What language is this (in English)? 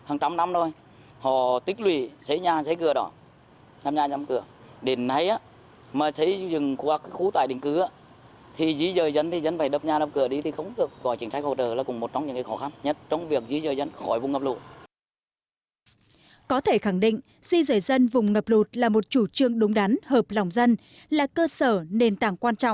Vietnamese